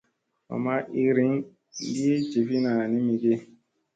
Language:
Musey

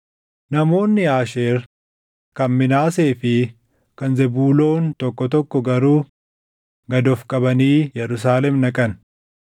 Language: Oromo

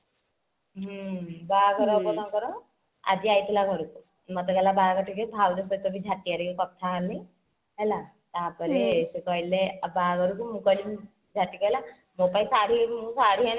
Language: Odia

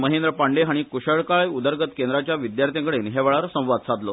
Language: Konkani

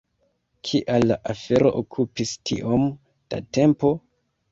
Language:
Esperanto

